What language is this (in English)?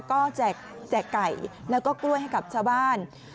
Thai